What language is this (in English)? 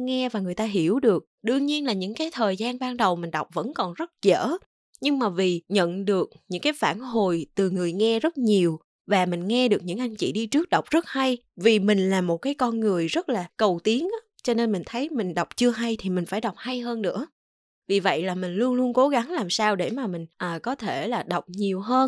Vietnamese